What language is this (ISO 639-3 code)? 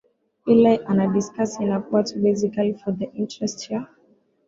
swa